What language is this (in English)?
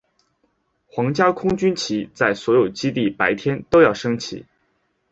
Chinese